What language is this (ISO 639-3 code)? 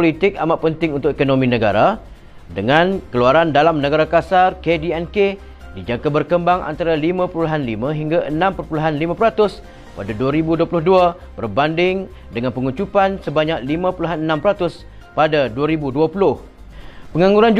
msa